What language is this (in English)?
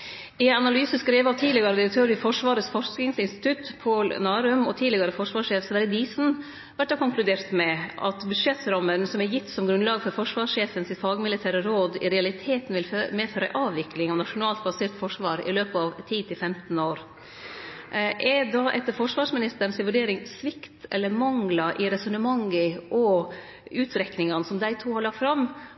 Norwegian Nynorsk